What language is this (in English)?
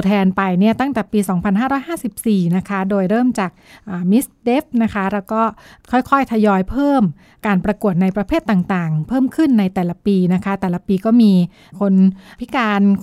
Thai